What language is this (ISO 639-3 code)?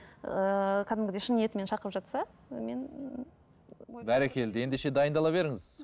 kaz